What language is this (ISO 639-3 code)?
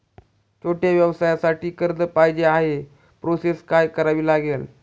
mar